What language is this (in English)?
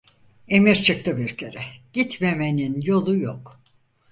Turkish